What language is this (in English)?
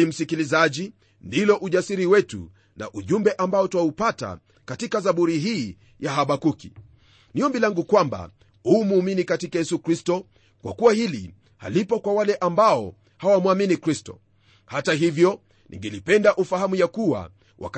Swahili